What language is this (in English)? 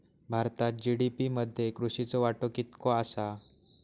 Marathi